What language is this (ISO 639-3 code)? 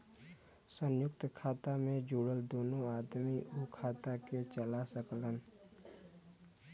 bho